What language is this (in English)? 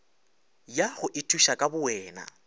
Northern Sotho